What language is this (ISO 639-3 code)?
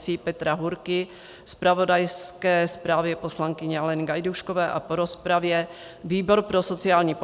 ces